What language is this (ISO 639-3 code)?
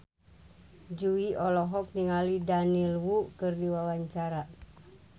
sun